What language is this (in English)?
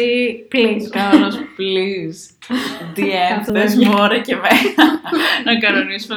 Greek